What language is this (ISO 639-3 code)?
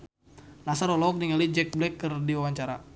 sun